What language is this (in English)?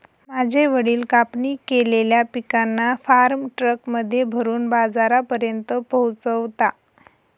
Marathi